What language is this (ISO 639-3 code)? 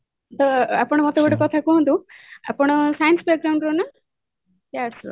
ori